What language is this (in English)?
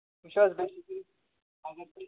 Kashmiri